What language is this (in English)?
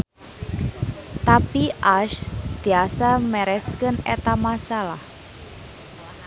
Sundanese